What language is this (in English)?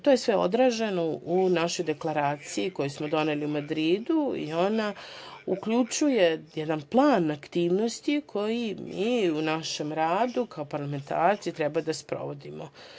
Serbian